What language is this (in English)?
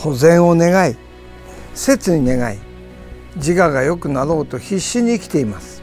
Japanese